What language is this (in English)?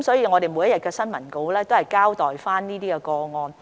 Cantonese